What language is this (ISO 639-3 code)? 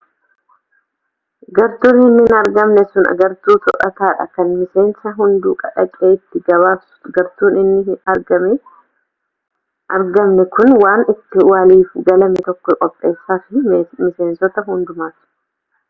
orm